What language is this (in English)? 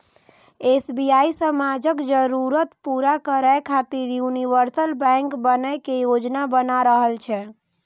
Maithili